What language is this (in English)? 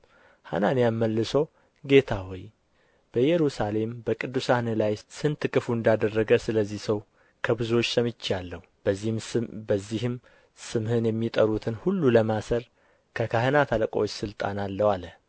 Amharic